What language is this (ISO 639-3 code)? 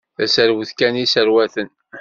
kab